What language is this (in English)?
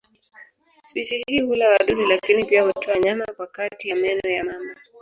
Swahili